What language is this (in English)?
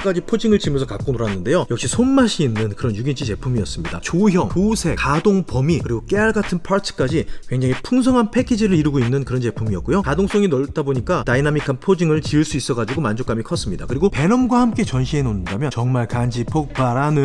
Korean